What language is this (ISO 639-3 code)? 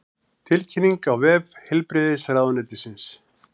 isl